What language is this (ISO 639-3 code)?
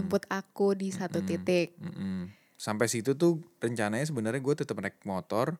ind